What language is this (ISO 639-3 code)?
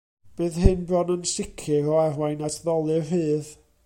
cym